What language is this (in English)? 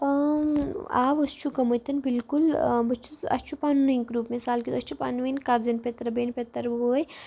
Kashmiri